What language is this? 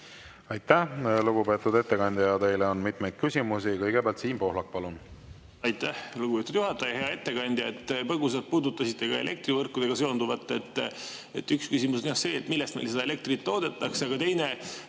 Estonian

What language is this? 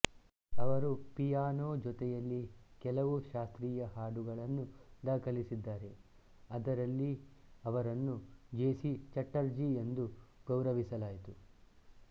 Kannada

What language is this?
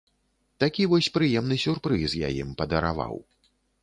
Belarusian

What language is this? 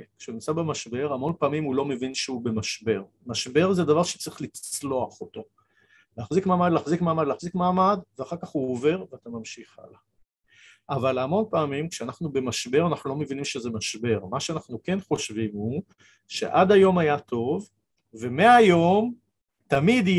Hebrew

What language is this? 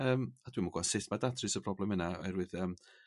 Welsh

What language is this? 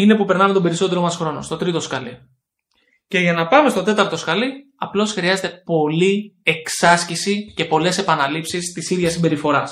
Greek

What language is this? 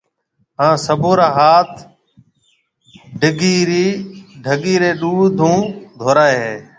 Marwari (Pakistan)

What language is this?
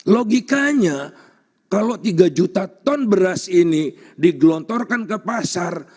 Indonesian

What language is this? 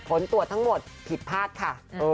Thai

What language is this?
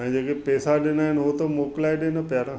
Sindhi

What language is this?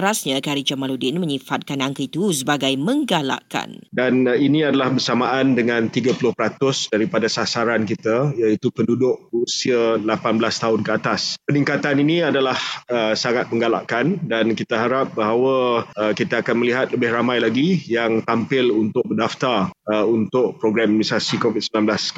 Malay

